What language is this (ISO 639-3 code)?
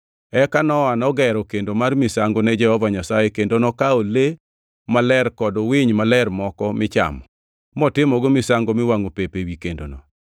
luo